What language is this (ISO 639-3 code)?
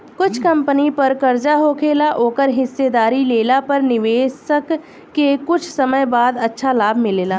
bho